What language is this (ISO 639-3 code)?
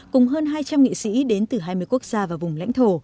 vie